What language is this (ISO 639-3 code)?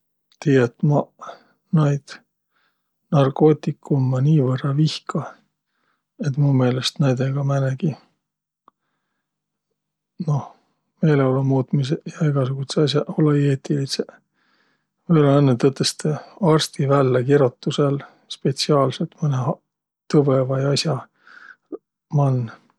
vro